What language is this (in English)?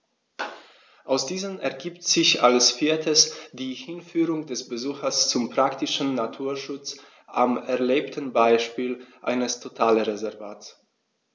German